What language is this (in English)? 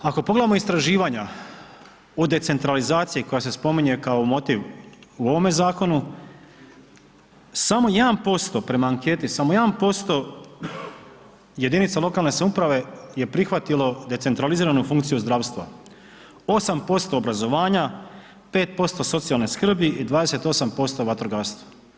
Croatian